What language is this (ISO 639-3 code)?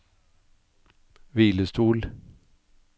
nor